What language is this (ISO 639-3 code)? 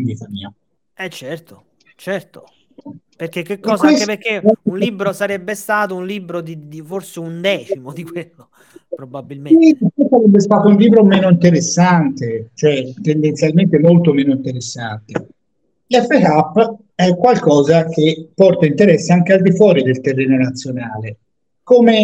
ita